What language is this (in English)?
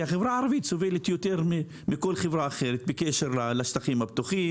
Hebrew